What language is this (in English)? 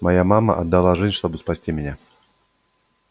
Russian